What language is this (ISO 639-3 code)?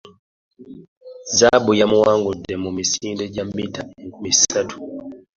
lug